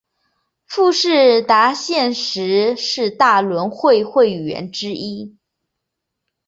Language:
Chinese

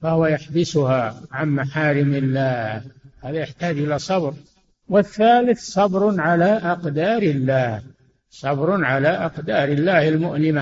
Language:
Arabic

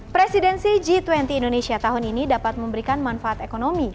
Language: Indonesian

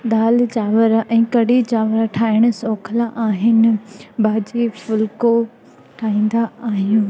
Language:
Sindhi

